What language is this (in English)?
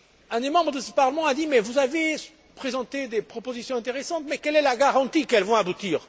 French